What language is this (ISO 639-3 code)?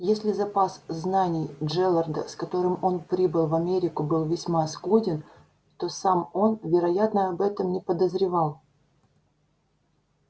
rus